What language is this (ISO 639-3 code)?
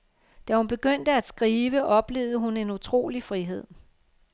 dan